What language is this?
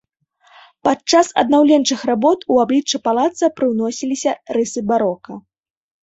Belarusian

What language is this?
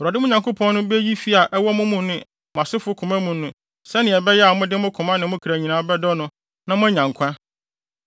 Akan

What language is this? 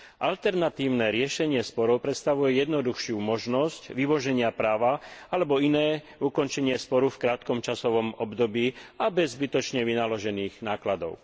Slovak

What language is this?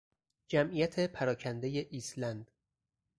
Persian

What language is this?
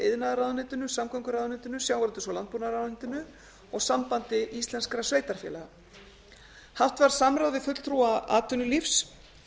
Icelandic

